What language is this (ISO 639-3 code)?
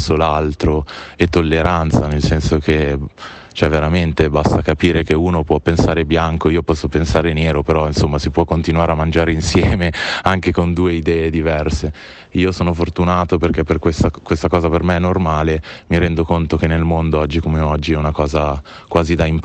ita